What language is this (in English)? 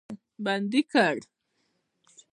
Pashto